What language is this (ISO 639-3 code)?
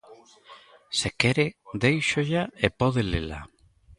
glg